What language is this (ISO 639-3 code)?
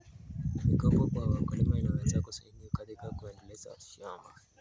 kln